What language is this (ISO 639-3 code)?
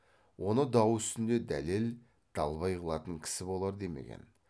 kaz